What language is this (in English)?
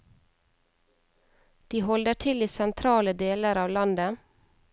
Norwegian